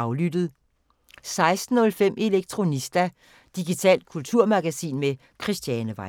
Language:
Danish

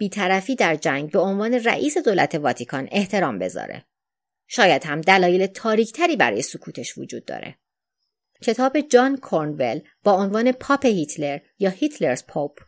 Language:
Persian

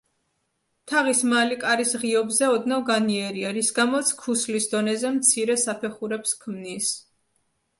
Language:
Georgian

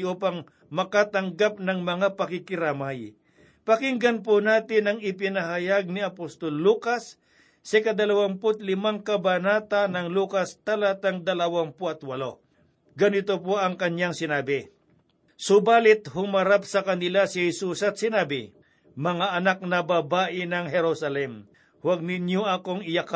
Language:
Filipino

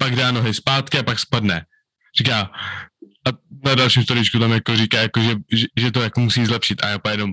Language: Czech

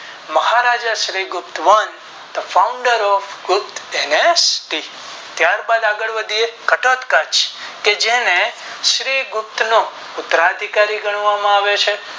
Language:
Gujarati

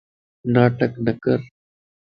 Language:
Lasi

